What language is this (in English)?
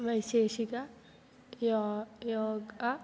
Sanskrit